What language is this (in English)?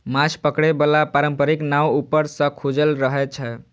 Maithili